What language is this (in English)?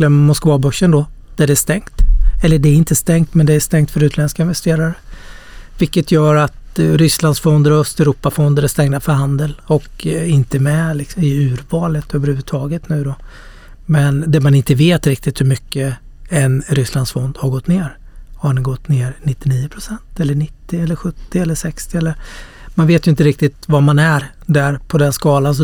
Swedish